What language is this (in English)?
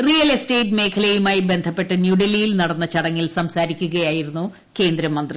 Malayalam